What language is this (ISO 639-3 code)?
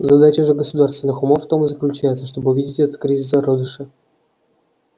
rus